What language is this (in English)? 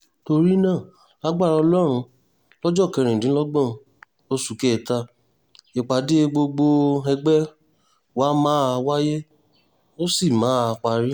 Yoruba